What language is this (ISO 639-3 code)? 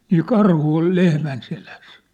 fin